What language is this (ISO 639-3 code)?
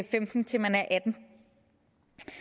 dan